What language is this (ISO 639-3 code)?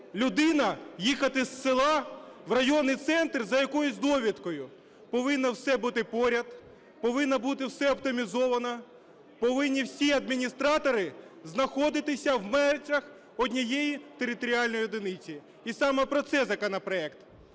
ukr